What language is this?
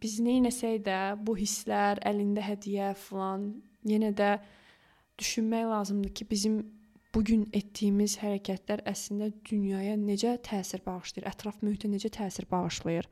Turkish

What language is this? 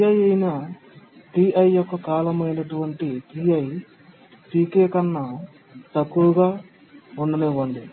Telugu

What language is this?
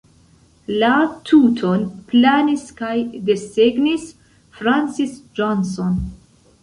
Esperanto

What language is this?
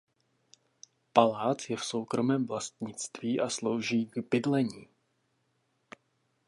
Czech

